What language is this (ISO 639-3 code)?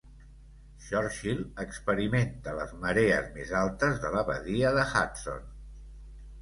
cat